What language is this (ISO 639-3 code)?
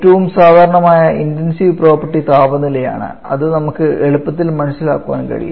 mal